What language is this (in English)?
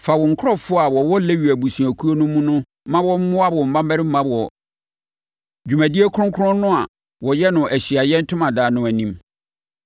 Akan